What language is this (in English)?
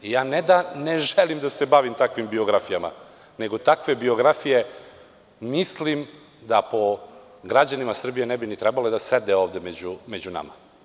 Serbian